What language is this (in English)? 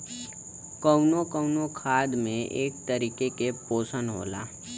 Bhojpuri